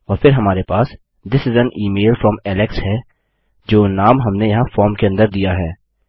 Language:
Hindi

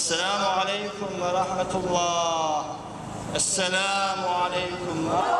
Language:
Arabic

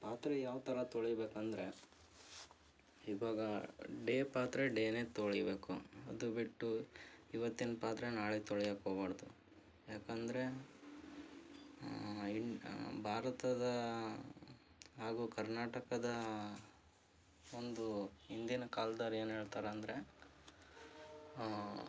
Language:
Kannada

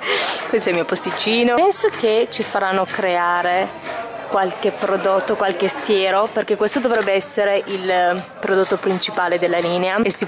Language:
Italian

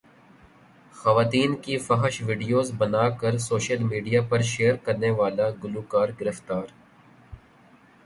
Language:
Urdu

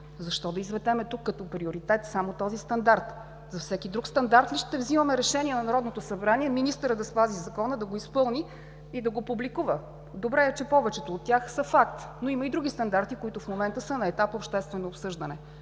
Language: Bulgarian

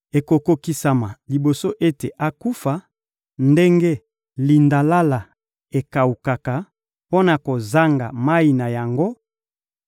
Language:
Lingala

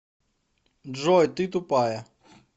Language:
Russian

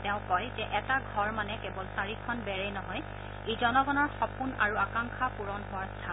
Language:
Assamese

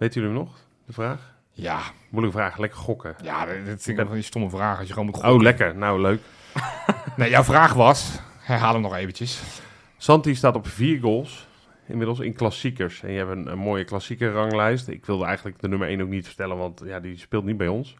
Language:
Dutch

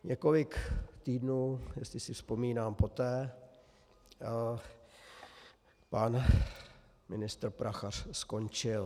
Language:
Czech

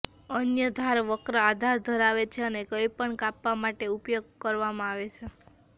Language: Gujarati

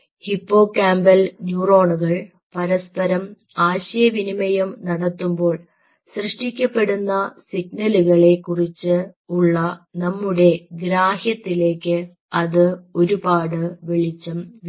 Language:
Malayalam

